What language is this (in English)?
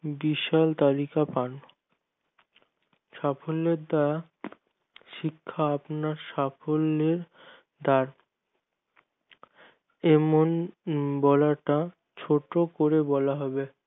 Bangla